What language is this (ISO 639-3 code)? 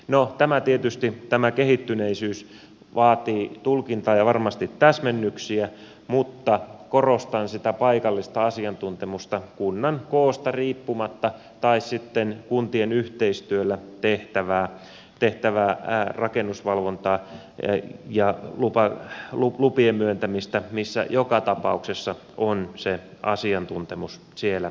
fin